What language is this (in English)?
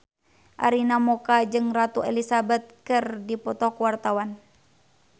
Sundanese